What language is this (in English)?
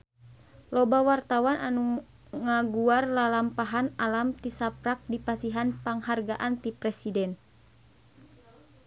Sundanese